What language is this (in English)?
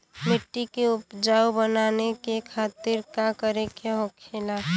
Bhojpuri